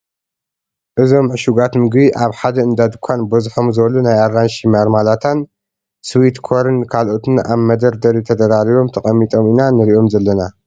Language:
Tigrinya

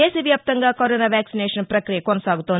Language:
Telugu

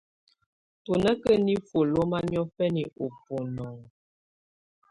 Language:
Tunen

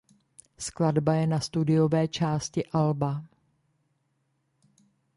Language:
Czech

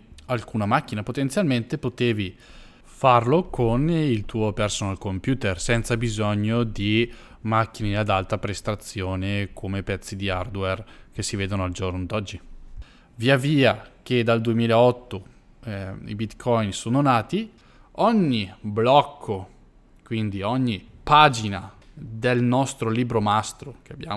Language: Italian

